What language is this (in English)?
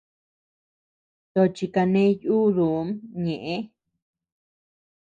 Tepeuxila Cuicatec